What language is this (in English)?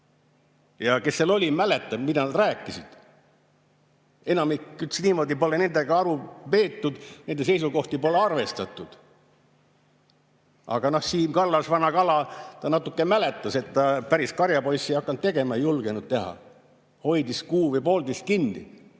Estonian